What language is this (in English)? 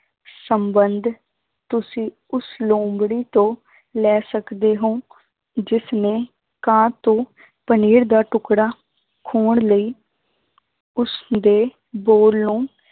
Punjabi